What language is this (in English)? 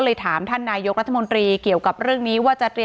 Thai